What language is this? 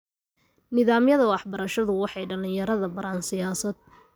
Somali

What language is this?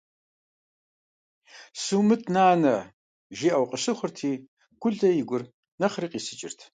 Kabardian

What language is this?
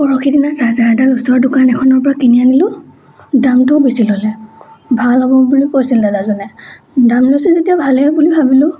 Assamese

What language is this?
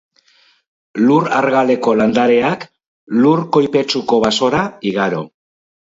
Basque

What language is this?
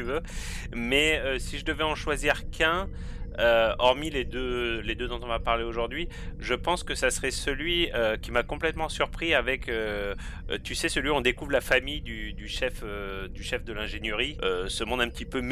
French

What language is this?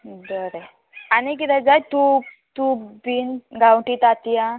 Konkani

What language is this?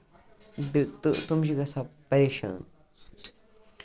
Kashmiri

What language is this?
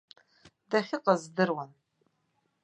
Abkhazian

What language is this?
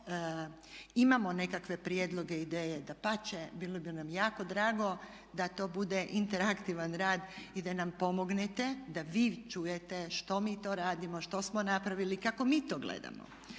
Croatian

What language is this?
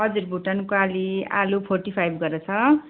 Nepali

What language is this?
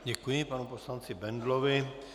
Czech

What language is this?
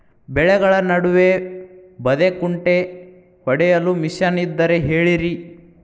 Kannada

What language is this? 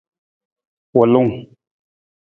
Nawdm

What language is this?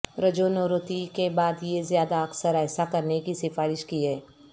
Urdu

